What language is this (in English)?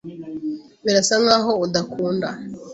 Kinyarwanda